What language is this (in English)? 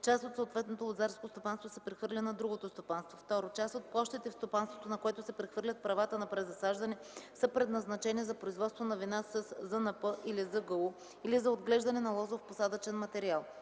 Bulgarian